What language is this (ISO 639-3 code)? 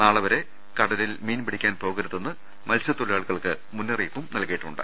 mal